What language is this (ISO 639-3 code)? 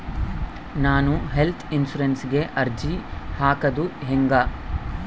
kan